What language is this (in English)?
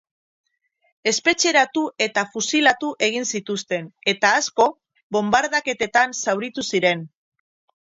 Basque